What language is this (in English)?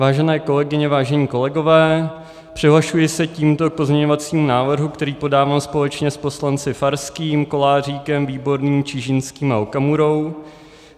Czech